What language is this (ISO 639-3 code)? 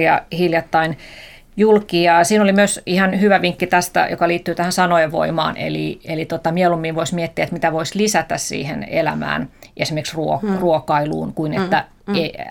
fin